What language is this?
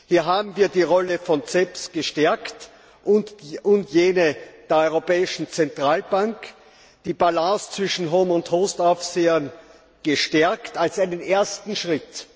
German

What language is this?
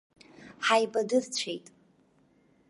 Abkhazian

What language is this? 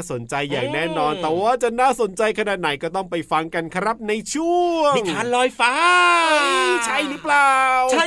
Thai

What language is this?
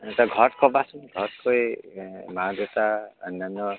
Assamese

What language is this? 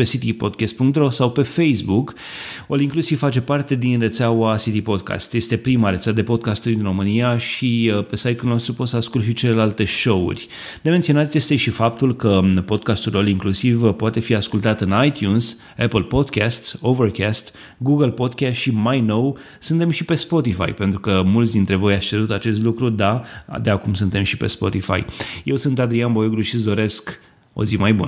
Romanian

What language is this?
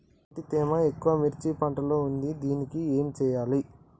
Telugu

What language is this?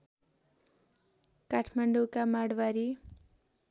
Nepali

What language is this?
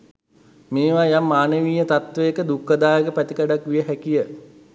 Sinhala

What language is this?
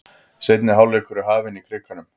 Icelandic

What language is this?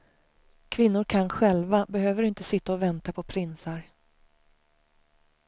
Swedish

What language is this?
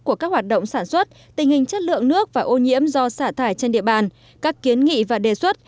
Vietnamese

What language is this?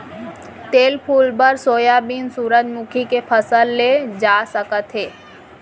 Chhattisgarhi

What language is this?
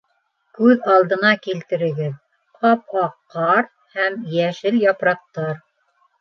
Bashkir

